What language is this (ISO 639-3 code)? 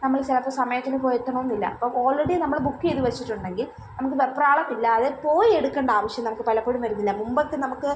mal